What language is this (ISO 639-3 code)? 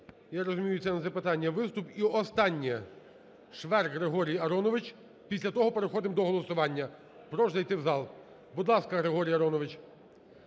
ukr